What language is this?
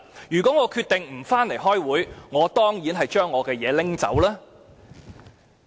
Cantonese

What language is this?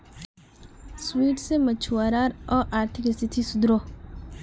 Magahi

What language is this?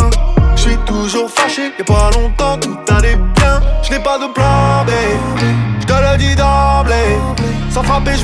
Indonesian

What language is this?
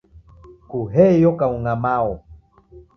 Taita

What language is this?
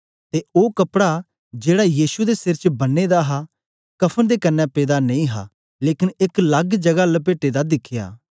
Dogri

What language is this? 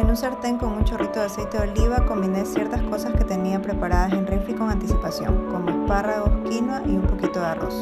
Spanish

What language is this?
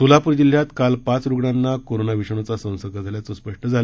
Marathi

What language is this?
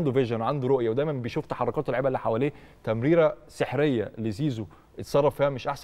Arabic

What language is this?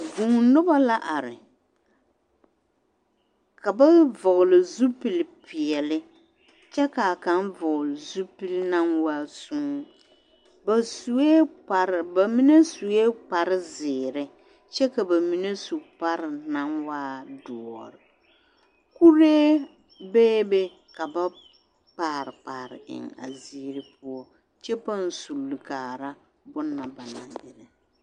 Southern Dagaare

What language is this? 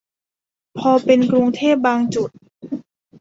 Thai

